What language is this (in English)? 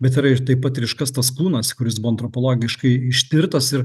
Lithuanian